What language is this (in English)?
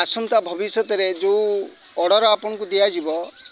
Odia